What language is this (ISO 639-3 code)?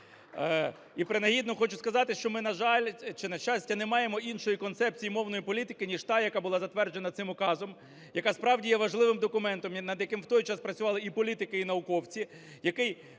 ukr